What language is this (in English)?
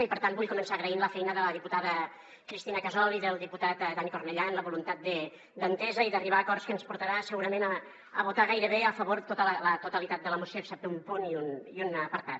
Catalan